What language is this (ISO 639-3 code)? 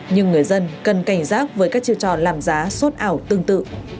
vie